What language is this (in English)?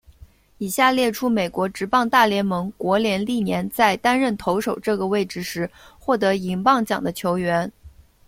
Chinese